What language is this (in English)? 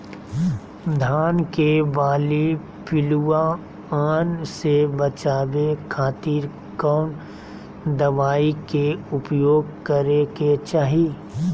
Magahi